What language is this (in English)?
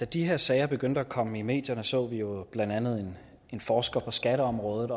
Danish